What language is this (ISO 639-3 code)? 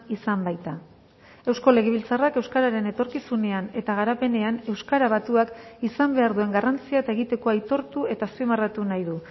eus